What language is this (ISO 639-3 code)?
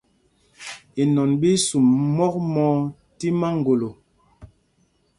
mgg